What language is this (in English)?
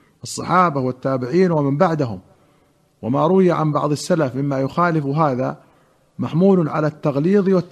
Arabic